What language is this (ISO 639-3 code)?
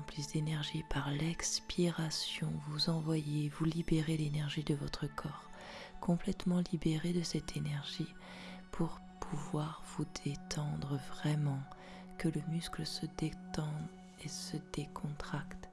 fra